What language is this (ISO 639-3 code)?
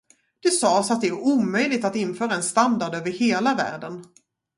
swe